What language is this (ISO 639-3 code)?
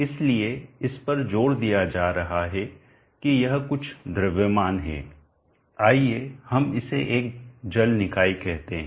hin